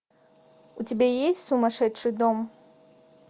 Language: Russian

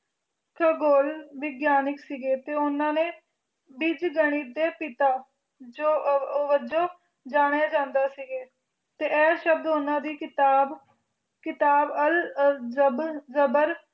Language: Punjabi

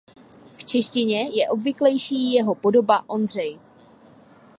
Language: Czech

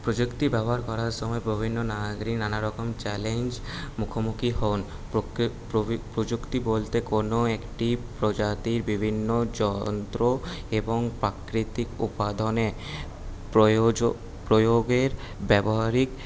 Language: Bangla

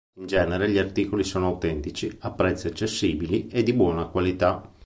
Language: Italian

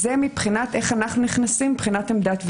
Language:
Hebrew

